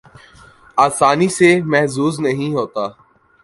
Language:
Urdu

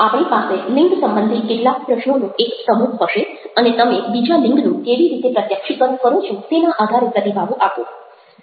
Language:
Gujarati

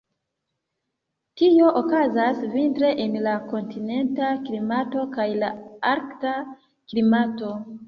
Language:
Esperanto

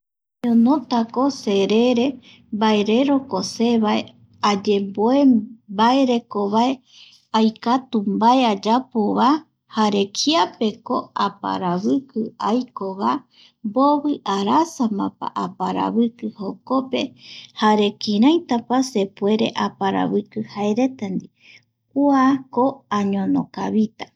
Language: Eastern Bolivian Guaraní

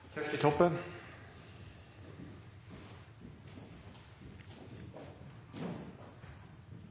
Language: Norwegian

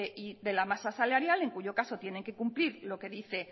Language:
Spanish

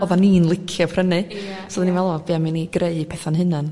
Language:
Welsh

